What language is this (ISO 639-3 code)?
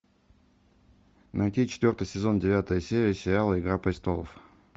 rus